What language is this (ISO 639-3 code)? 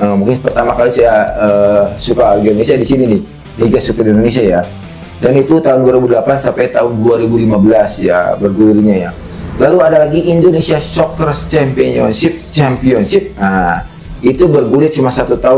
ind